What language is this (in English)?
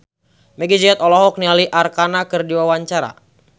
Sundanese